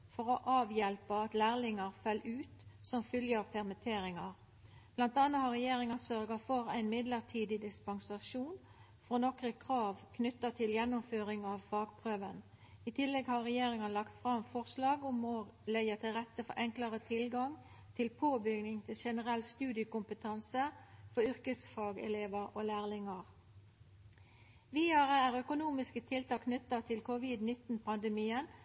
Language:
Norwegian Nynorsk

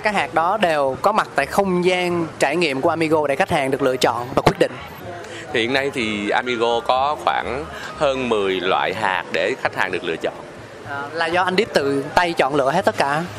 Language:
Vietnamese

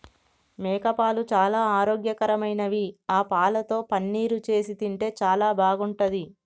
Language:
Telugu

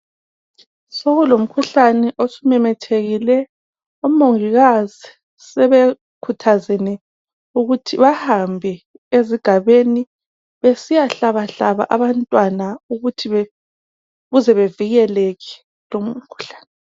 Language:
North Ndebele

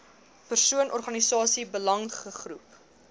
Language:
Afrikaans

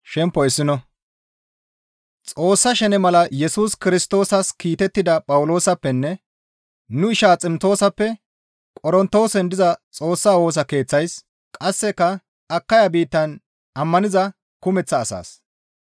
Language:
Gamo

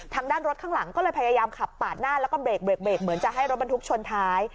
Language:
Thai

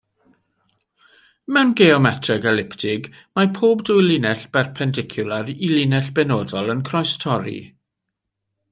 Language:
Welsh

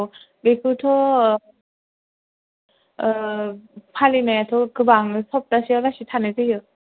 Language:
Bodo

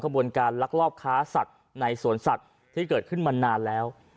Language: Thai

